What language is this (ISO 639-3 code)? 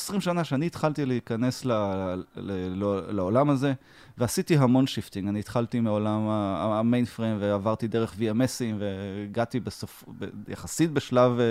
heb